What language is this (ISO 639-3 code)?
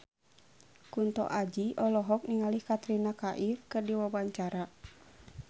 sun